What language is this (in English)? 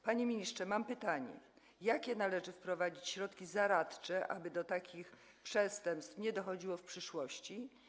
Polish